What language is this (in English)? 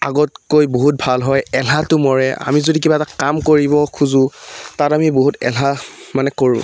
Assamese